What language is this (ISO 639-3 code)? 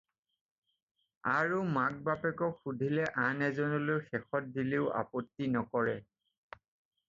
asm